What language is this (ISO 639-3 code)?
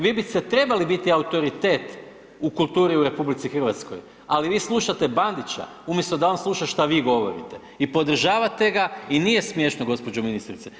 hrv